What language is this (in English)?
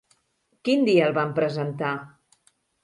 Catalan